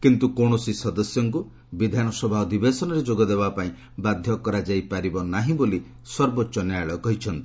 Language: Odia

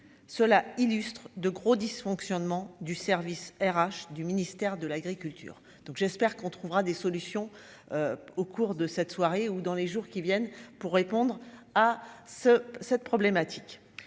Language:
French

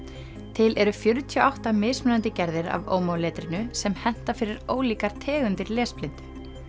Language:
Icelandic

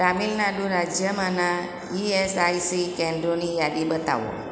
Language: Gujarati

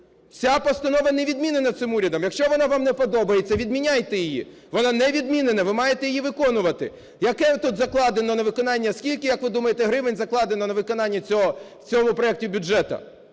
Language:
Ukrainian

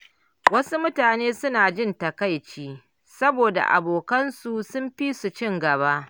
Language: Hausa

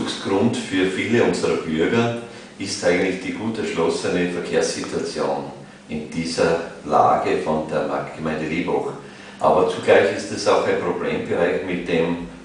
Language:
German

